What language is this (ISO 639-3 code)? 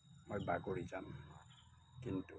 asm